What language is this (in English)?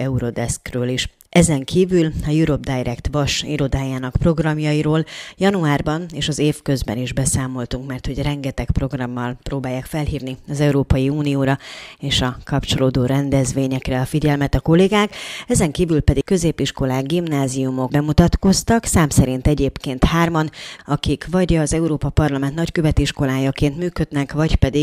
Hungarian